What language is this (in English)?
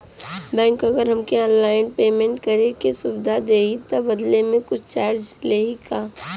Bhojpuri